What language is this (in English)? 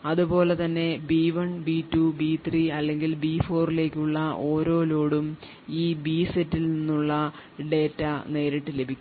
Malayalam